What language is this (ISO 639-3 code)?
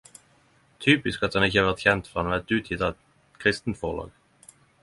nno